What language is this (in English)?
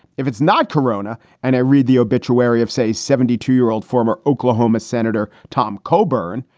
English